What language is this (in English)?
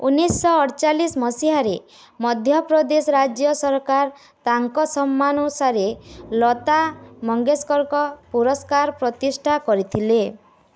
Odia